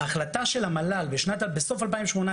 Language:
Hebrew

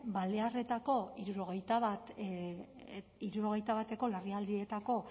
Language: Basque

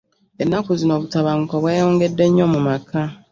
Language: Ganda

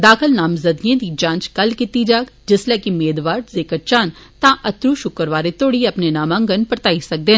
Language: Dogri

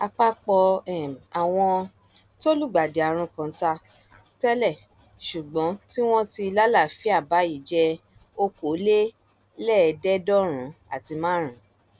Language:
Yoruba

